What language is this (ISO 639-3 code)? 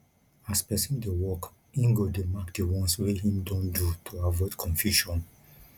pcm